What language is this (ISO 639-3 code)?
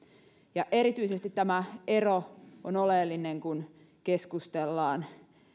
fin